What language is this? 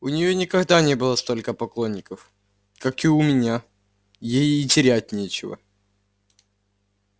Russian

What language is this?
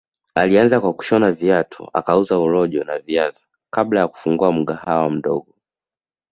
Swahili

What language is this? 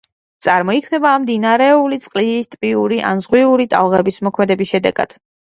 Georgian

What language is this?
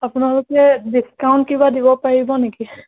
Assamese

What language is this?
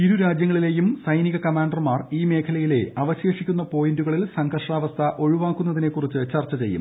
Malayalam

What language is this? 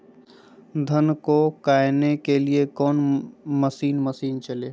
Magahi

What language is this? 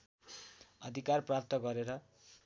Nepali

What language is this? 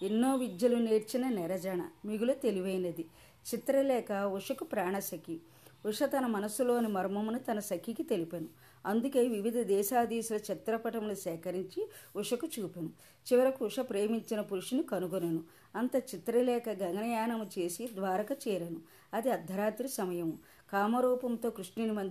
Telugu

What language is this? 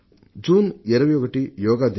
Telugu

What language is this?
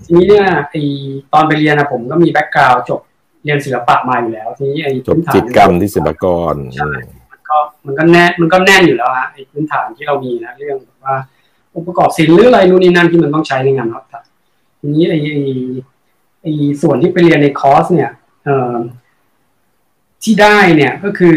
Thai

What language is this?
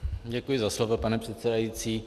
Czech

